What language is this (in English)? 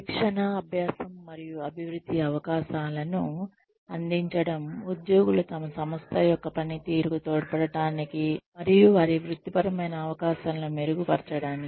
Telugu